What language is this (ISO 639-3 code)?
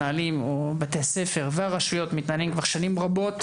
heb